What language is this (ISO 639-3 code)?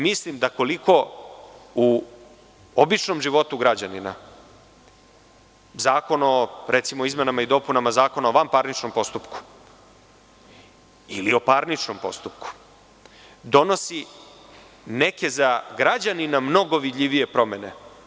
srp